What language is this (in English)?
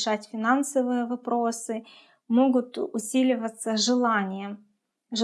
Russian